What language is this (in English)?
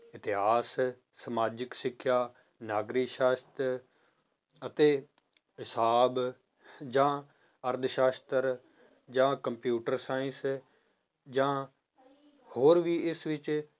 Punjabi